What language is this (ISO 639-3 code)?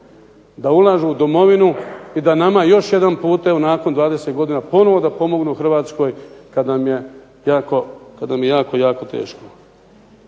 hrv